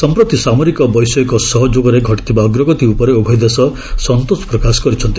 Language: Odia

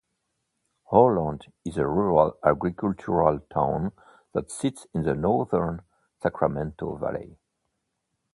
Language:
English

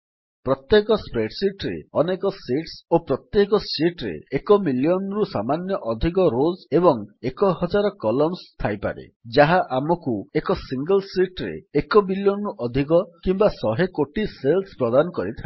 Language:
Odia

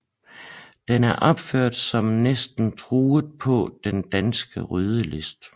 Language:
Danish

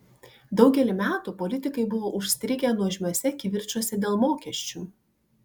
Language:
Lithuanian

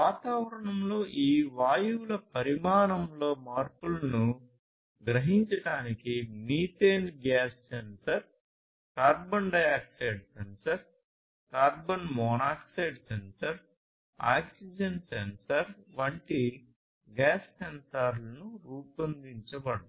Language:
Telugu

